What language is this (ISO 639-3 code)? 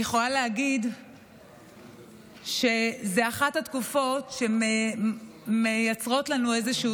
heb